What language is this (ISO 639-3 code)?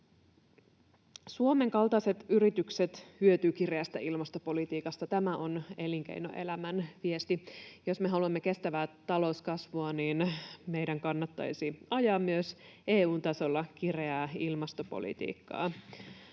fin